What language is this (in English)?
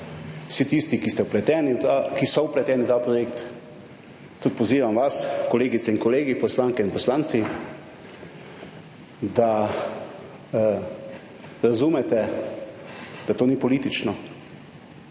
Slovenian